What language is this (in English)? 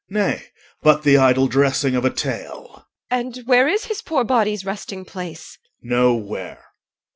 English